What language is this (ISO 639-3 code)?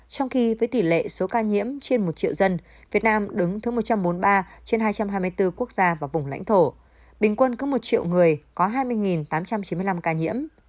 vie